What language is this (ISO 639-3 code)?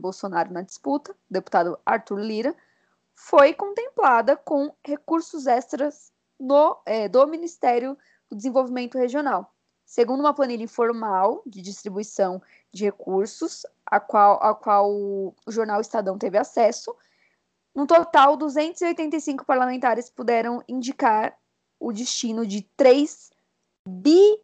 por